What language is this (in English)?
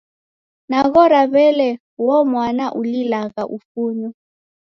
Taita